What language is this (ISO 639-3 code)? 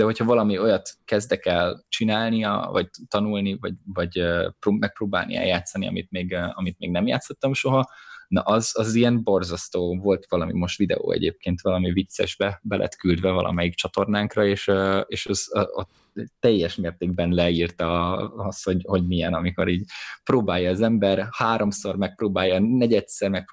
hun